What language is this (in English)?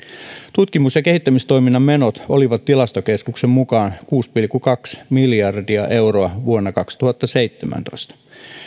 Finnish